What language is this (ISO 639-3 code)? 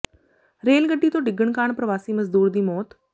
pan